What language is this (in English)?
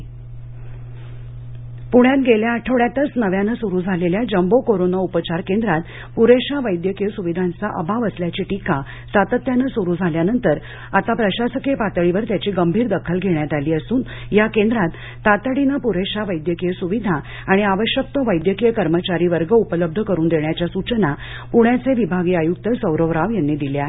Marathi